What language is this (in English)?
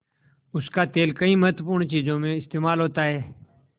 Hindi